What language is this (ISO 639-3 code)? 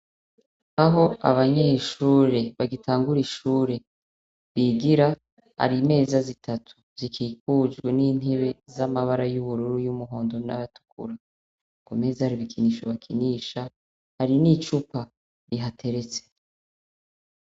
run